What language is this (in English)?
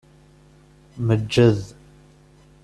Kabyle